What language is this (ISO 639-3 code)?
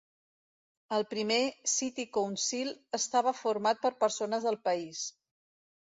cat